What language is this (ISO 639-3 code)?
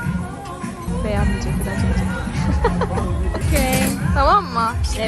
tur